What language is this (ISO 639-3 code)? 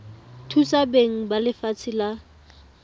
tsn